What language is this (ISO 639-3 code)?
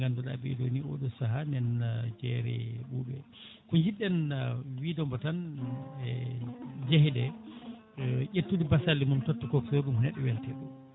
ful